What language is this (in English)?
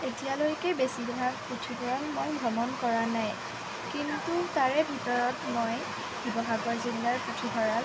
Assamese